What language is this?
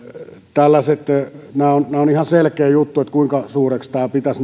Finnish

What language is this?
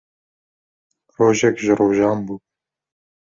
Kurdish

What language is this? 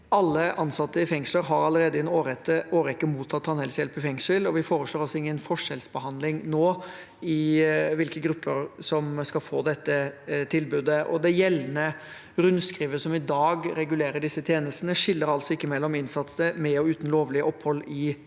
Norwegian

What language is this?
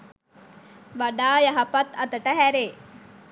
Sinhala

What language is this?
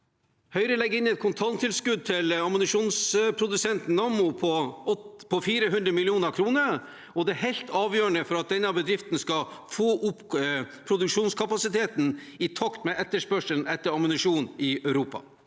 Norwegian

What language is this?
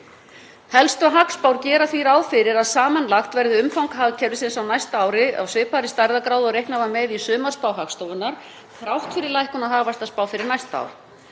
Icelandic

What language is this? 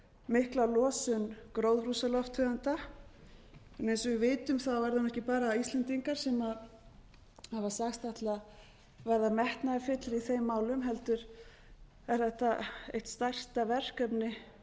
Icelandic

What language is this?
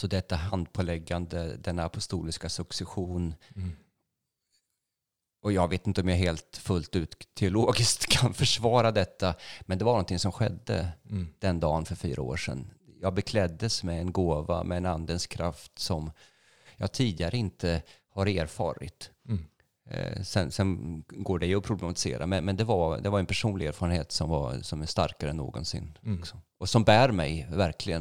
Swedish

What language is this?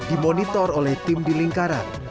Indonesian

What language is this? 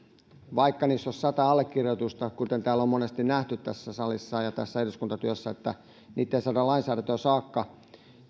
Finnish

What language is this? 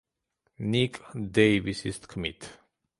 Georgian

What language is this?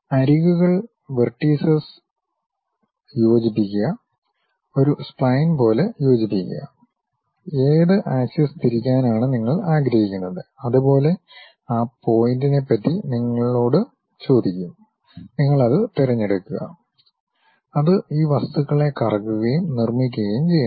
Malayalam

